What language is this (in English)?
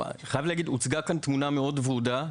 Hebrew